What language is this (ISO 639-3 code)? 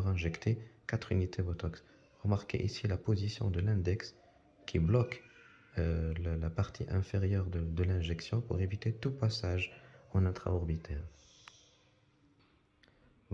fra